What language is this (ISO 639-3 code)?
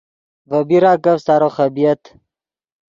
ydg